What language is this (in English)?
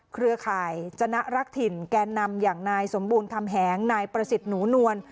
Thai